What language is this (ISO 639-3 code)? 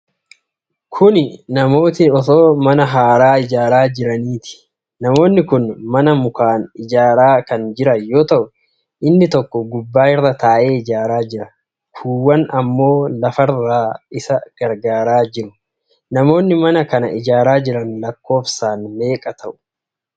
orm